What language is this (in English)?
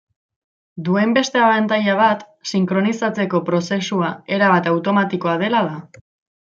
Basque